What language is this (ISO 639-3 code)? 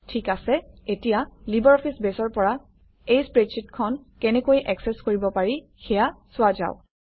asm